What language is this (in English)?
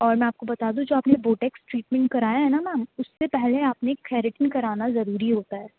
Urdu